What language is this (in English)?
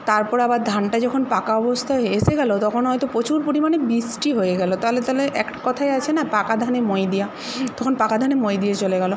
Bangla